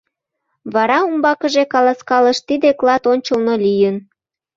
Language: Mari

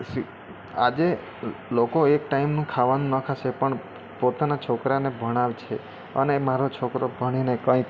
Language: Gujarati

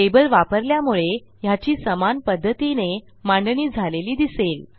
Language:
Marathi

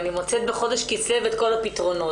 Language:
Hebrew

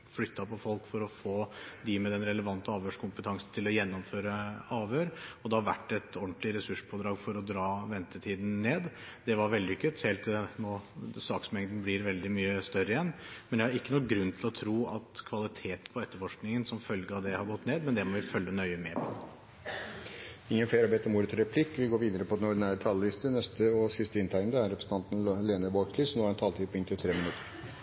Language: Norwegian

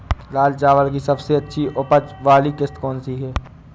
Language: Hindi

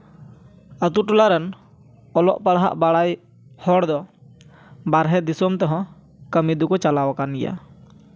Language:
Santali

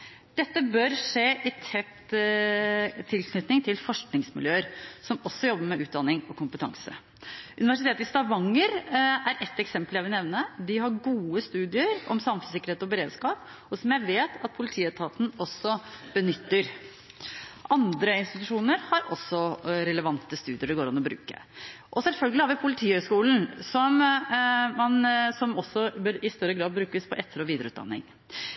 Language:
Norwegian Bokmål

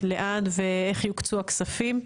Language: Hebrew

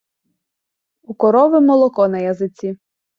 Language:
Ukrainian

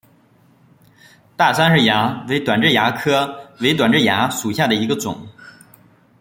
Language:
Chinese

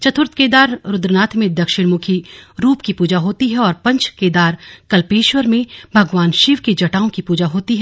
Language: Hindi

